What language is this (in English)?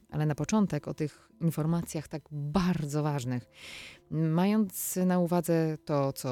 Polish